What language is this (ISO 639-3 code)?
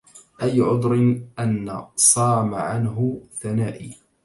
ara